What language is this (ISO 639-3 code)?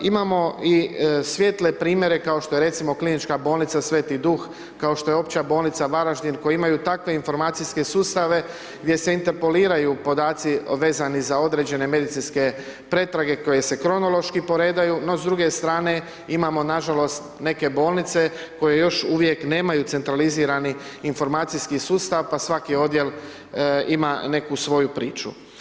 hrv